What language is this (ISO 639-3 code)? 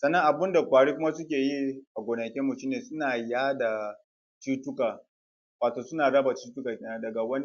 hau